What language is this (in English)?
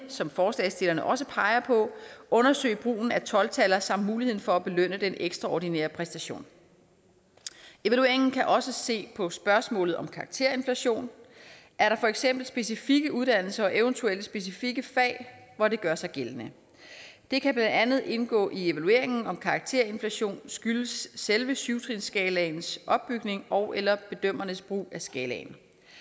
Danish